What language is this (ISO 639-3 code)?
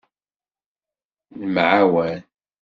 kab